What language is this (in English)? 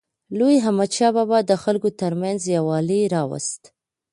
Pashto